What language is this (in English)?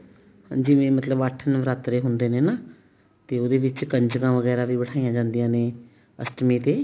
Punjabi